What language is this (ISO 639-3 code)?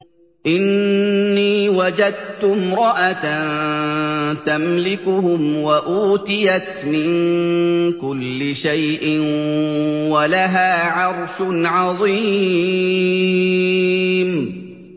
ara